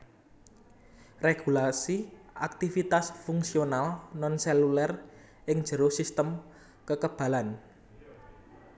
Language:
Javanese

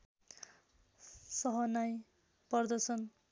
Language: Nepali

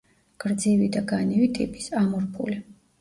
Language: Georgian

